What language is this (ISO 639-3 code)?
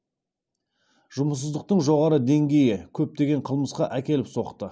kaz